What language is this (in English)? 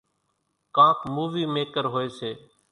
Kachi Koli